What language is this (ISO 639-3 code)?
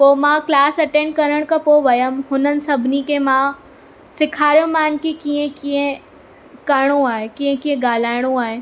snd